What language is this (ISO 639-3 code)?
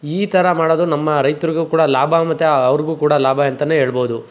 kan